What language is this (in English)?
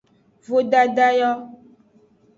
Aja (Benin)